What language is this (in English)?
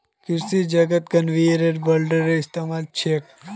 Magahi